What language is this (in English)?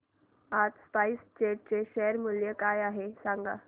Marathi